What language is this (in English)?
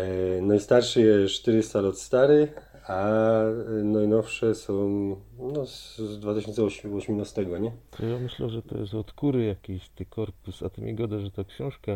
Polish